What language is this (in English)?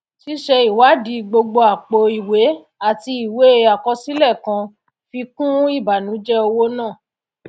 Yoruba